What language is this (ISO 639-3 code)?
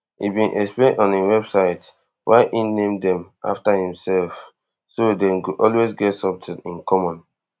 pcm